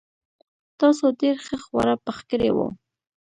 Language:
Pashto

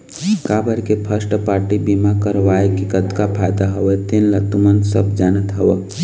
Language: Chhattisgarhi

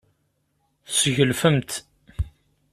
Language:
Kabyle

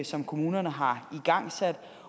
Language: Danish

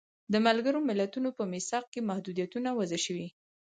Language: Pashto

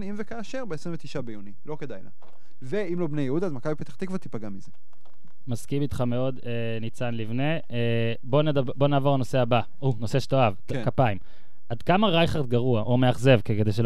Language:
Hebrew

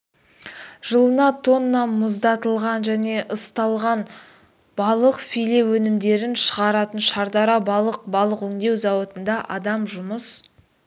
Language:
Kazakh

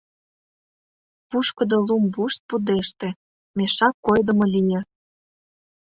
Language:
Mari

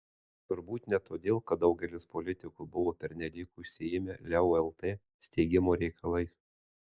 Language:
Lithuanian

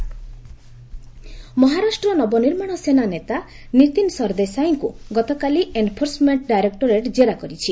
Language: Odia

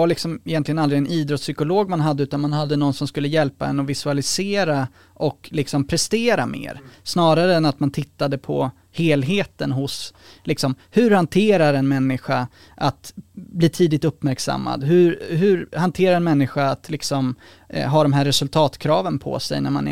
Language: Swedish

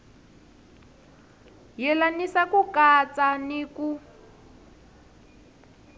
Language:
Tsonga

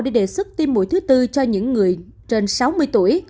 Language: Vietnamese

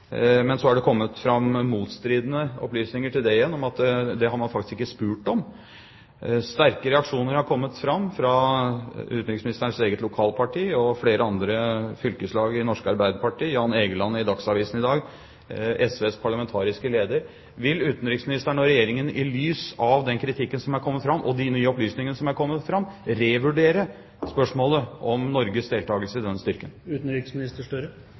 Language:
Norwegian Bokmål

